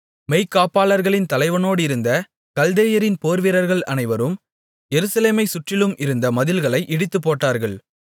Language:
Tamil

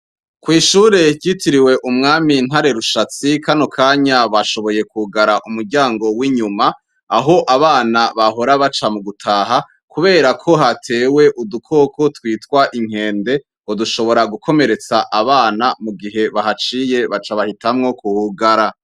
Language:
Rundi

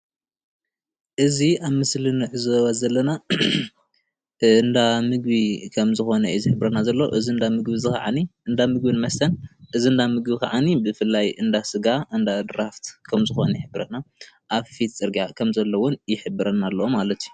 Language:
Tigrinya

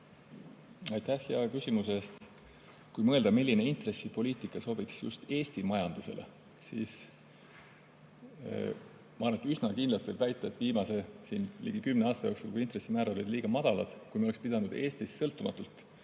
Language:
Estonian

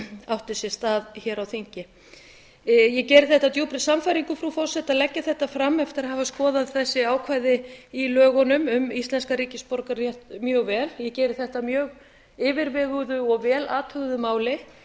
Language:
Icelandic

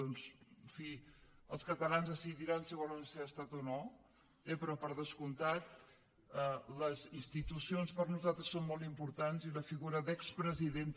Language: Catalan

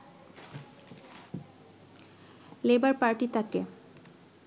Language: Bangla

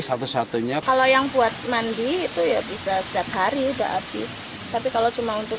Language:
Indonesian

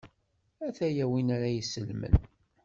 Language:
Kabyle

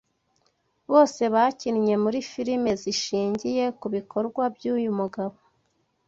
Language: Kinyarwanda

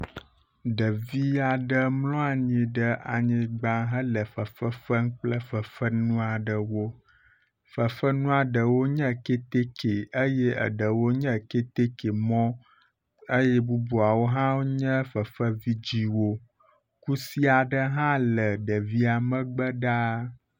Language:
Ewe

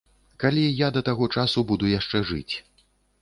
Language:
Belarusian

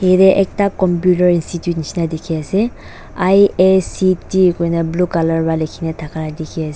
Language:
Naga Pidgin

